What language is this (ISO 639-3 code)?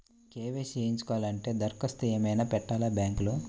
tel